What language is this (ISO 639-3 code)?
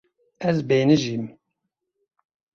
kur